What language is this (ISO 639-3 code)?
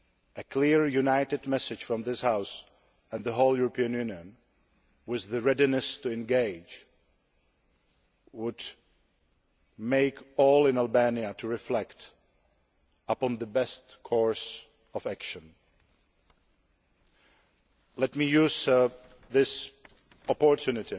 eng